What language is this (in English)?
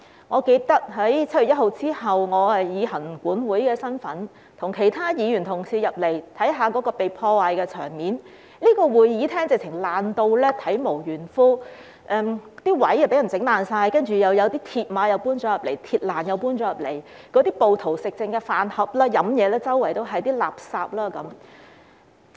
Cantonese